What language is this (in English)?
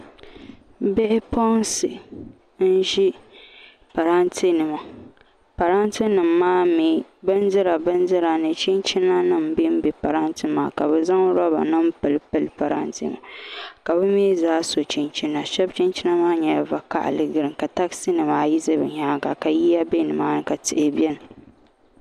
Dagbani